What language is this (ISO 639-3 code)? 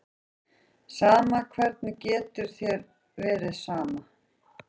isl